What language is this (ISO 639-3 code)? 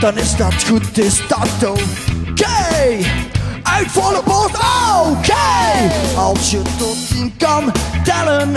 nld